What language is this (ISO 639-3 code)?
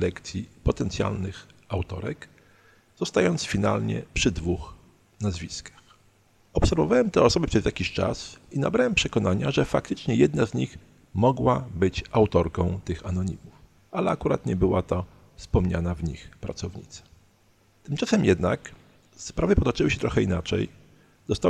pol